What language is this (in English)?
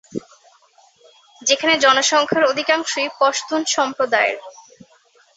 Bangla